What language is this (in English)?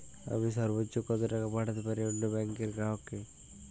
Bangla